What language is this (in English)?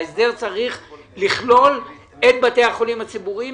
Hebrew